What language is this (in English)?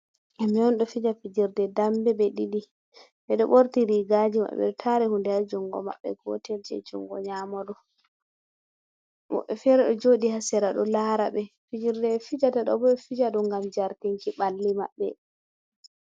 Fula